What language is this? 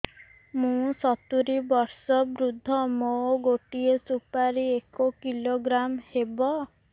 Odia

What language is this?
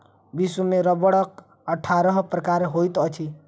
Maithili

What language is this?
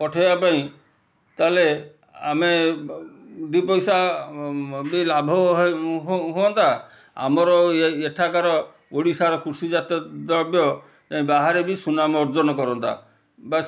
Odia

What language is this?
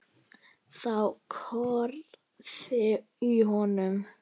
Icelandic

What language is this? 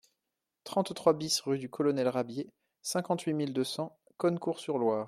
French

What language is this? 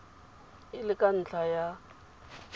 Tswana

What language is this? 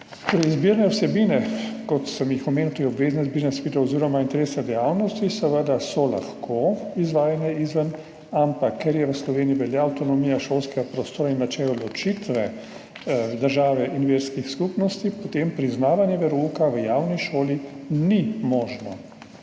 Slovenian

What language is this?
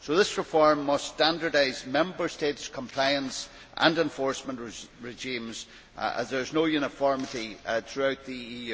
English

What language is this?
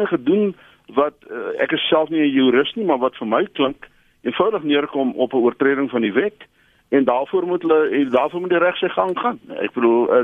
Dutch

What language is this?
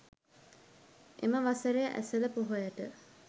Sinhala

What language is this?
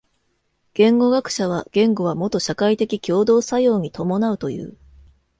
Japanese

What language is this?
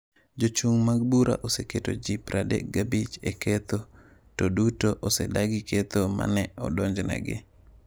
Luo (Kenya and Tanzania)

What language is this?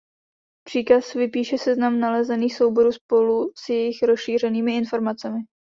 Czech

